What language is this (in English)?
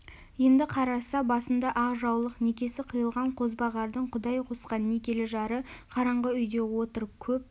Kazakh